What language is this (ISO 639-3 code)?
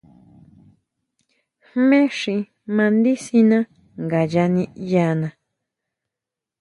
mau